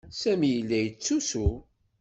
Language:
Kabyle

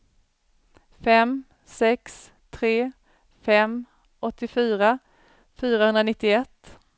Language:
Swedish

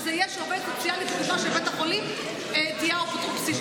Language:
Hebrew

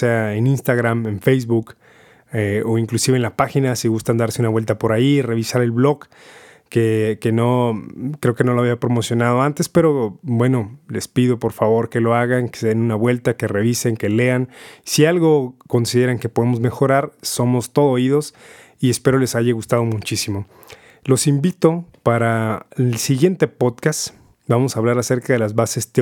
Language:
Spanish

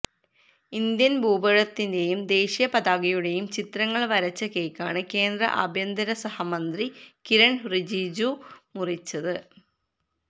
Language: Malayalam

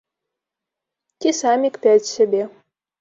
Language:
Belarusian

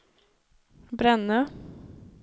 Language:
Swedish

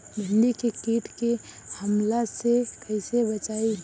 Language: Bhojpuri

